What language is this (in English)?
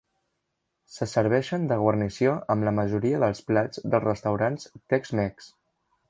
Catalan